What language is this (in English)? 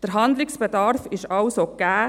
Swiss German